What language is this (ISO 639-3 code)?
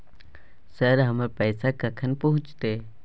mai